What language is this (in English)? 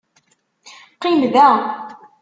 Kabyle